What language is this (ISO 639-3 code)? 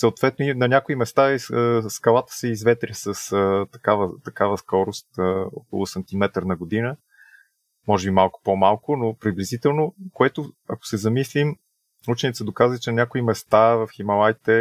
bul